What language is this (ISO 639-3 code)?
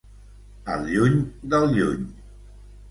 cat